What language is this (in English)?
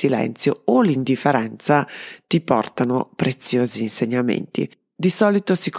Italian